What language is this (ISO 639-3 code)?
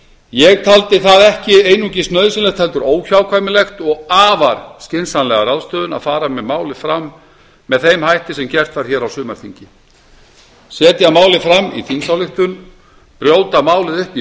isl